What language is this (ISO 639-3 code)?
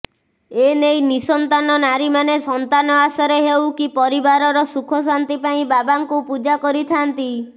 ori